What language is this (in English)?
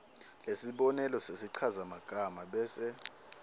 Swati